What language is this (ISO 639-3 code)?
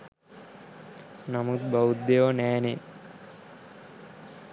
sin